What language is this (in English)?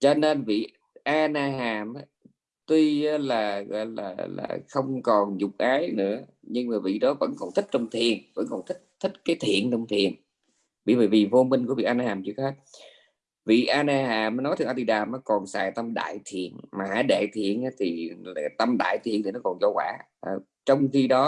Vietnamese